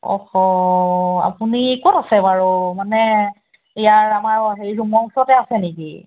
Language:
Assamese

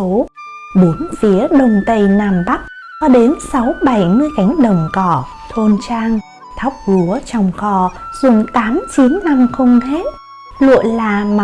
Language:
Vietnamese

